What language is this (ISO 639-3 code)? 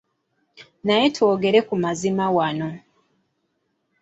lug